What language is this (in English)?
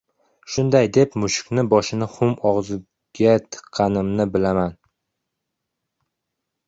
Uzbek